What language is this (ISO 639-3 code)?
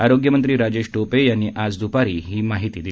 mar